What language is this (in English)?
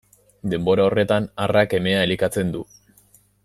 Basque